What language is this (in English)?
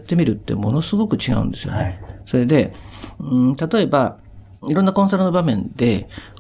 Japanese